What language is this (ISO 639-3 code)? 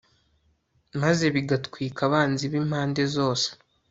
kin